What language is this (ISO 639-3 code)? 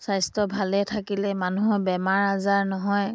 asm